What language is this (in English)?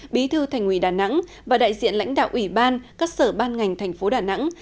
Vietnamese